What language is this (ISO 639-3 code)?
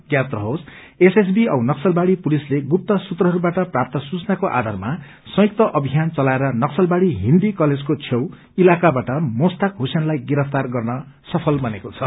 nep